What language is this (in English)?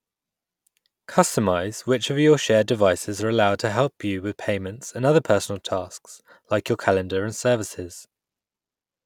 English